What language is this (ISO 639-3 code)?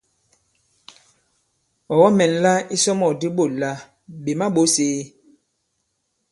abb